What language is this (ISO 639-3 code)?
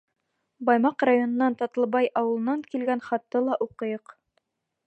bak